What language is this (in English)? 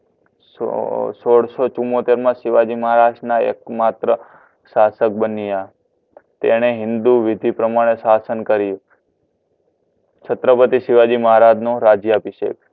Gujarati